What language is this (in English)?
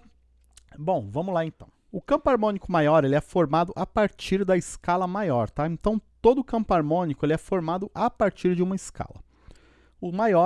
Portuguese